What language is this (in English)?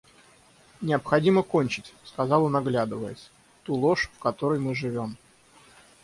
Russian